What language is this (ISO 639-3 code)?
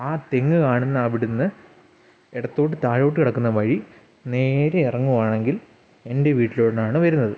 mal